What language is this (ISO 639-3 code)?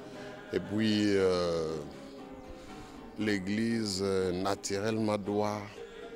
fra